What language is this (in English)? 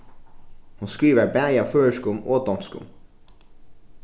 Faroese